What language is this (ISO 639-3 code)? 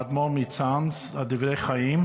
heb